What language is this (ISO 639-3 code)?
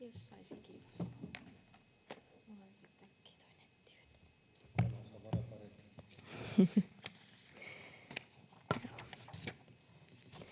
fin